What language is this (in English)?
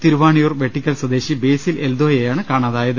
Malayalam